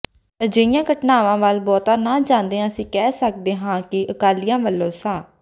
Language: Punjabi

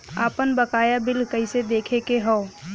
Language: Bhojpuri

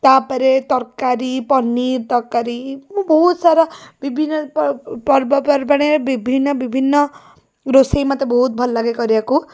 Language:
Odia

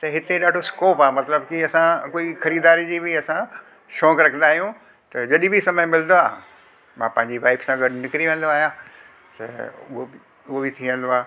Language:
Sindhi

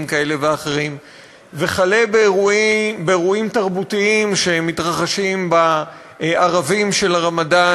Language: Hebrew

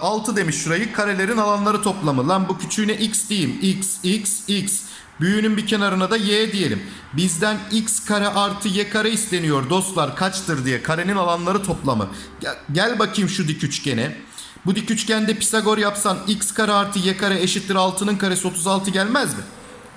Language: Turkish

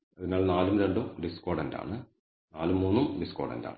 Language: Malayalam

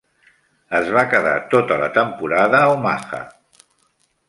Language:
Catalan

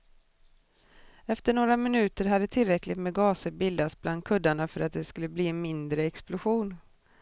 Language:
Swedish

